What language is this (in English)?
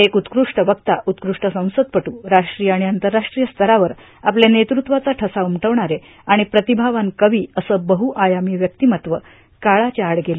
Marathi